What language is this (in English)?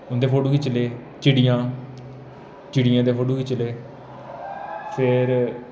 Dogri